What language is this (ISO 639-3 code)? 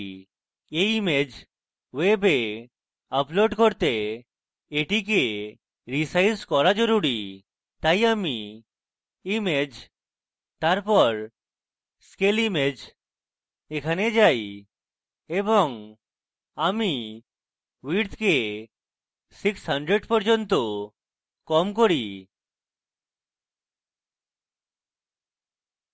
ben